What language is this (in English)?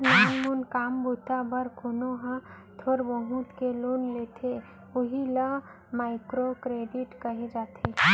Chhattisgarhi